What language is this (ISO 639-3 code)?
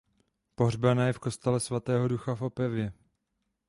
ces